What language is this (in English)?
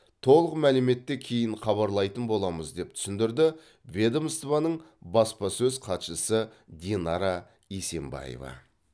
Kazakh